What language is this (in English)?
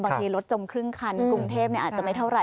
Thai